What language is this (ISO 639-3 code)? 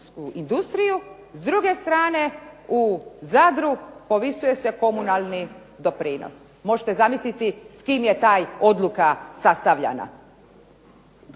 hrv